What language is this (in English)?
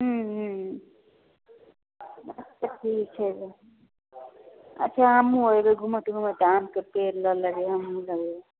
Maithili